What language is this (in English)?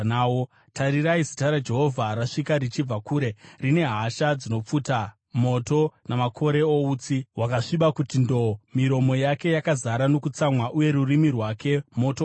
Shona